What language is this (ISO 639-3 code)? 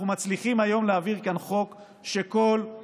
heb